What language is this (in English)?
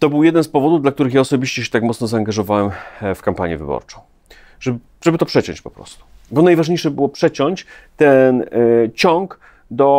Polish